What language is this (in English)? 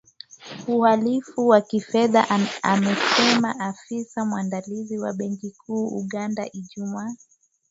Swahili